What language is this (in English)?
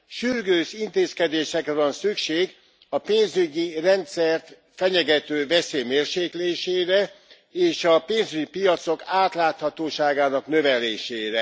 Hungarian